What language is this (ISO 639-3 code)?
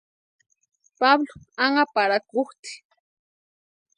pua